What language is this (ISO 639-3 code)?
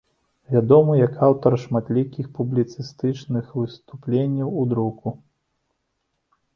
bel